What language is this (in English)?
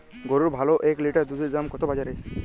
Bangla